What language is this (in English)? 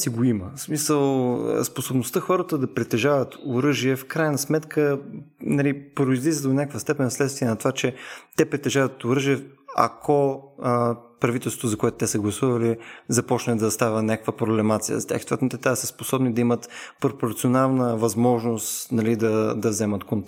Bulgarian